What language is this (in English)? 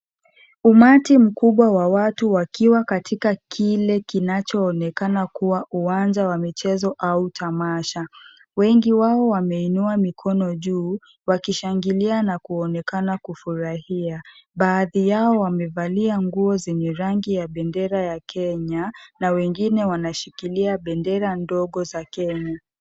Swahili